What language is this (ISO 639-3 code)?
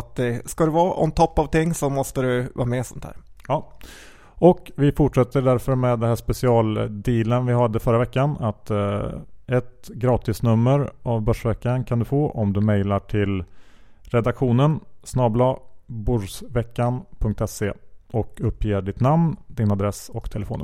swe